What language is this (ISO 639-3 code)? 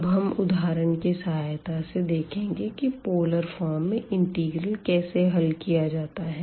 hin